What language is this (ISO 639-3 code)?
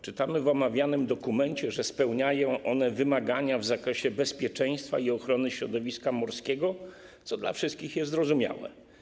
pol